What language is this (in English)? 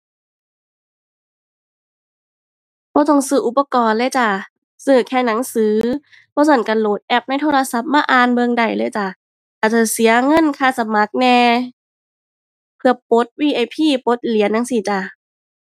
Thai